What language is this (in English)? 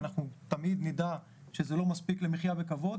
Hebrew